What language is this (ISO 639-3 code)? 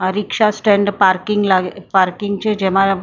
guj